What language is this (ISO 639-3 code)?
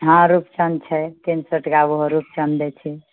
mai